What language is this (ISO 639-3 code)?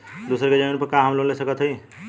bho